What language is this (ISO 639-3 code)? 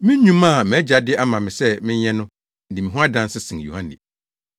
aka